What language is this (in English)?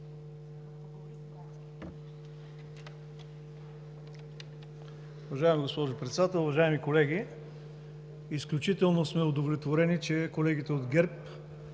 Bulgarian